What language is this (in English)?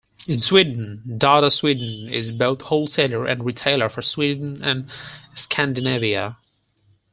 English